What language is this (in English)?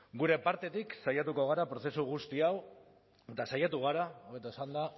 Basque